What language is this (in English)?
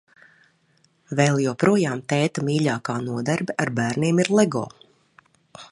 Latvian